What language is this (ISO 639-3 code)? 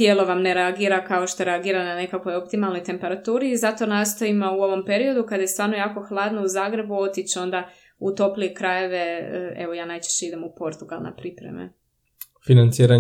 hrv